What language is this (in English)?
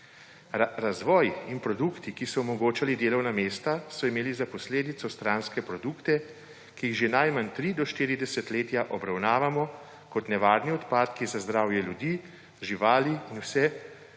Slovenian